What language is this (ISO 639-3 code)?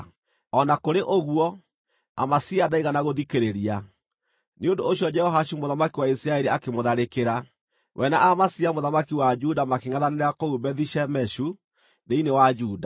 kik